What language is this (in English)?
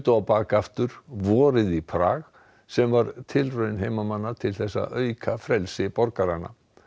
Icelandic